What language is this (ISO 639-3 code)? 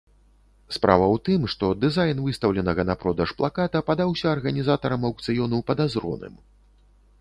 bel